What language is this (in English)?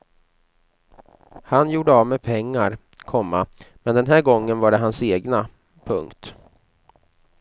Swedish